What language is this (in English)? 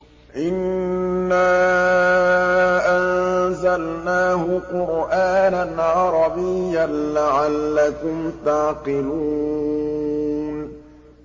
Arabic